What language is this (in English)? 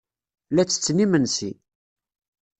Kabyle